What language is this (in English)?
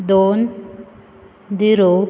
Konkani